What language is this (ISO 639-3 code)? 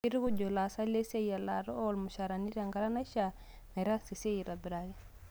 mas